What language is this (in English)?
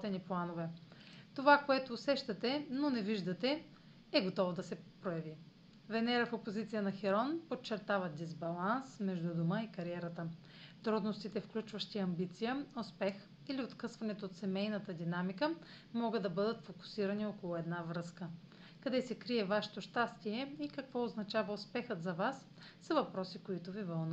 Bulgarian